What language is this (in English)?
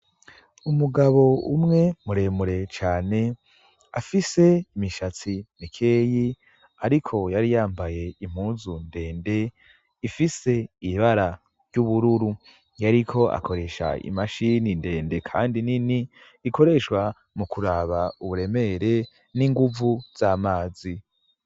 Rundi